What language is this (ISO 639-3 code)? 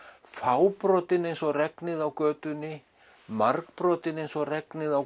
isl